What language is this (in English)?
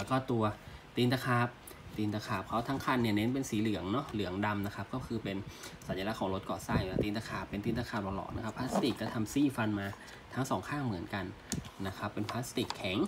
Thai